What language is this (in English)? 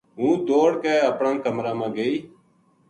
Gujari